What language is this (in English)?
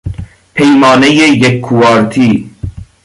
Persian